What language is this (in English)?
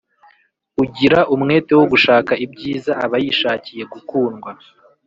Kinyarwanda